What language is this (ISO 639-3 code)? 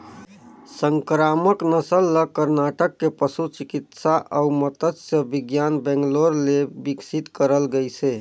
hne